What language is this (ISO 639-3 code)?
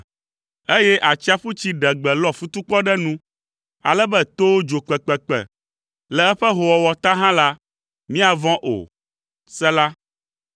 ewe